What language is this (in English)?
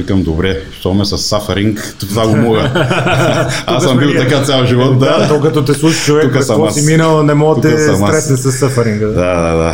Bulgarian